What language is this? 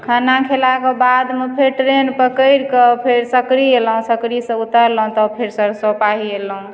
Maithili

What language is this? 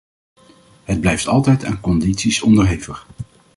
Dutch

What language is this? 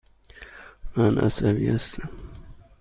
Persian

